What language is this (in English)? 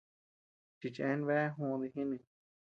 Tepeuxila Cuicatec